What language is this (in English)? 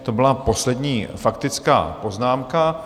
Czech